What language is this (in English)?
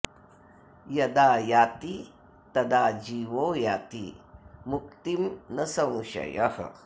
Sanskrit